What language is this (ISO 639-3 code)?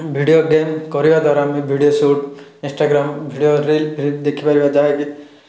ori